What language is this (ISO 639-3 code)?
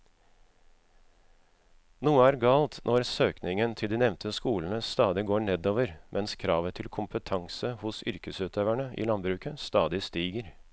nor